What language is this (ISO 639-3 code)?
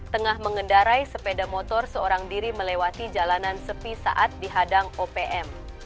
ind